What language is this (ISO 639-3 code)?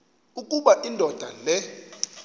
xho